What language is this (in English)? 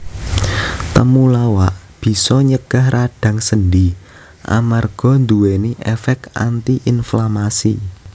Javanese